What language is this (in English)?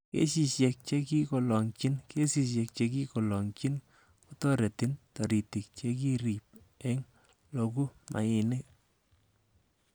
Kalenjin